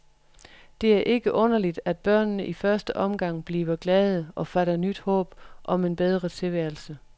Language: Danish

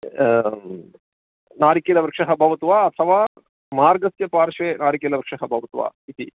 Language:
Sanskrit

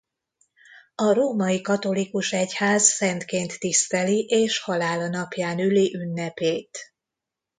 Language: Hungarian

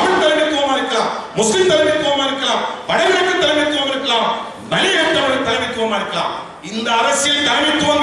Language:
Korean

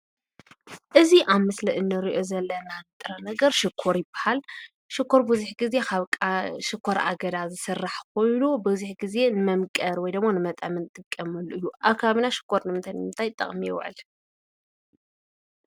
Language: Tigrinya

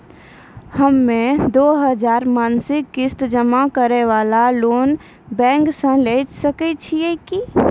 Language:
Maithili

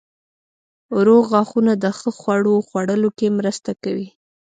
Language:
Pashto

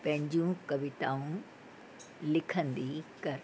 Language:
Sindhi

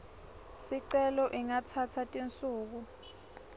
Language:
Swati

